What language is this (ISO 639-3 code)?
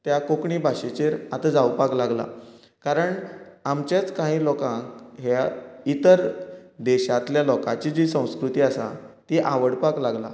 kok